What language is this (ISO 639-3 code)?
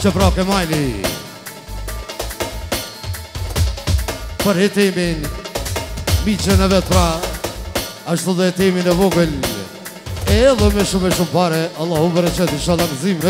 ron